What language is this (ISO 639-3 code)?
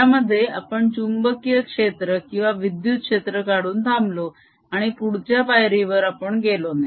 mar